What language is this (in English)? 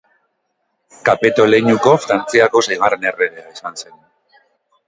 Basque